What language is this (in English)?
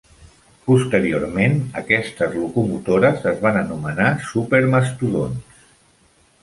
Catalan